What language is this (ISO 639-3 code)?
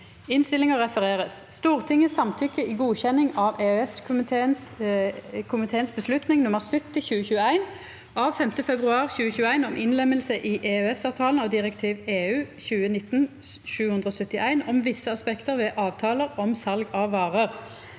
nor